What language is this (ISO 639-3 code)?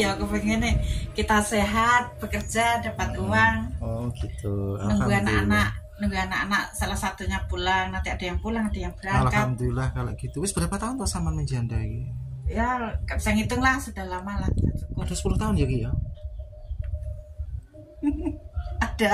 ind